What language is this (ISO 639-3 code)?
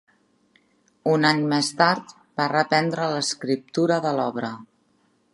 cat